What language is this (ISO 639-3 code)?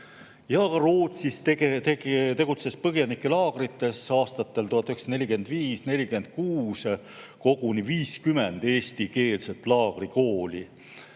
est